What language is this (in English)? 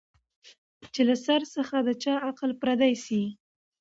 Pashto